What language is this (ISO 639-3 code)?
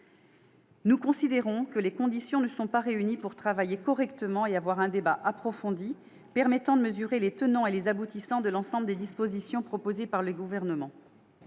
fra